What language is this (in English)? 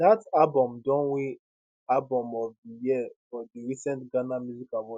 Nigerian Pidgin